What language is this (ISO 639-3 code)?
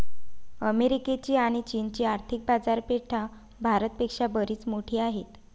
mar